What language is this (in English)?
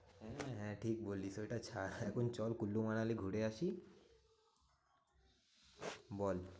Bangla